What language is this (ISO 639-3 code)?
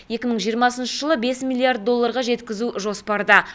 kaz